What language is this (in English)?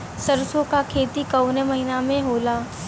Bhojpuri